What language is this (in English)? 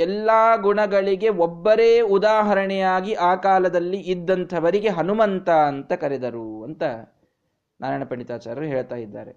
Kannada